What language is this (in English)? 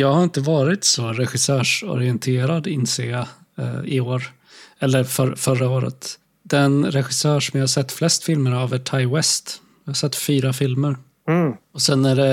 Swedish